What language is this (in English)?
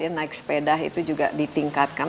Indonesian